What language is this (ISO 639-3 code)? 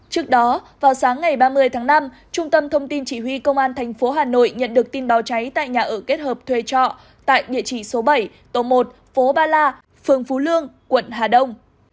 vie